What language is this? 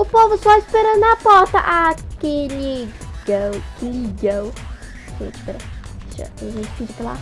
Portuguese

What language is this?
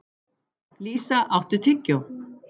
Icelandic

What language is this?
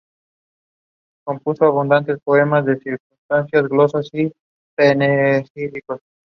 English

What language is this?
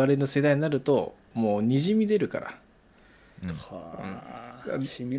Japanese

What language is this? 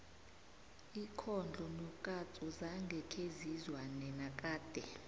South Ndebele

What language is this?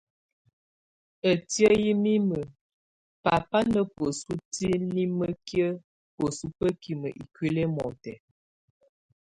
Tunen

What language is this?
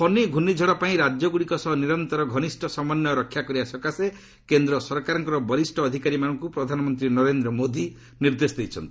Odia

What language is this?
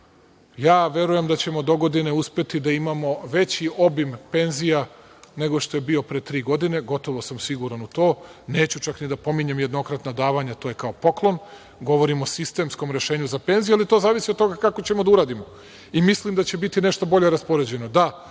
Serbian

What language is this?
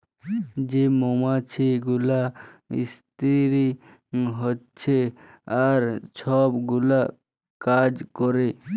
Bangla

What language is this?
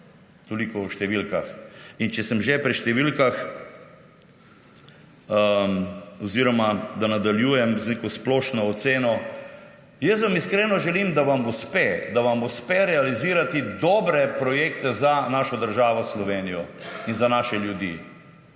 Slovenian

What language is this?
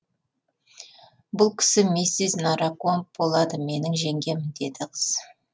Kazakh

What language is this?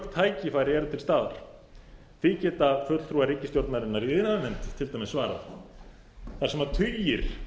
Icelandic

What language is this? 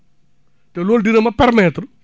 Wolof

